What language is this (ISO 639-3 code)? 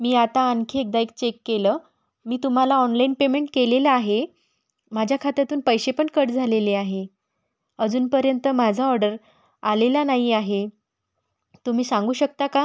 mar